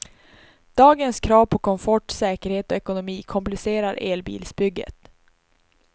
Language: Swedish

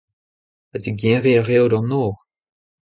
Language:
Breton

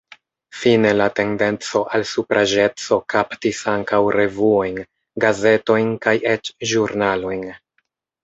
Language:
Esperanto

